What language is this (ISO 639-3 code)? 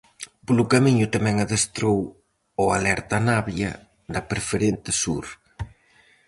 glg